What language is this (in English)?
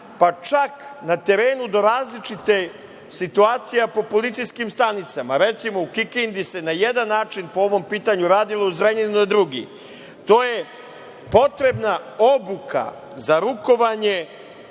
Serbian